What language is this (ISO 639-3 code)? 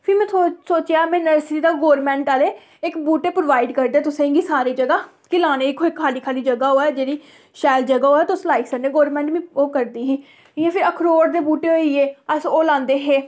doi